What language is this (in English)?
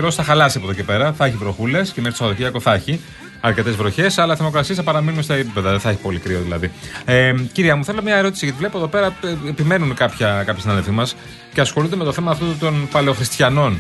Greek